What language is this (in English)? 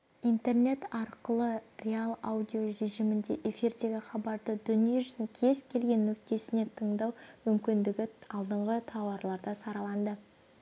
Kazakh